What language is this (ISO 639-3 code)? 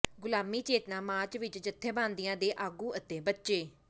pan